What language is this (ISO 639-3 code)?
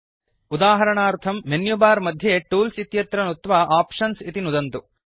san